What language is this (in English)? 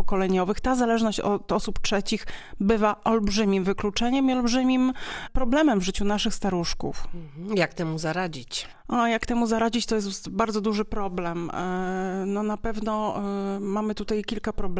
Polish